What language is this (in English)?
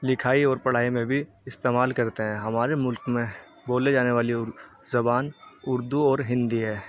Urdu